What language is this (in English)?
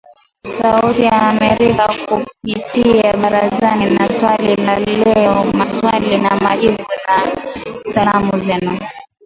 Swahili